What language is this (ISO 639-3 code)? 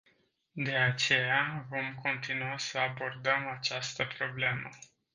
ron